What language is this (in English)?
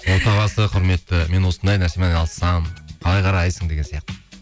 Kazakh